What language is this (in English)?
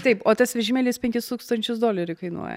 Lithuanian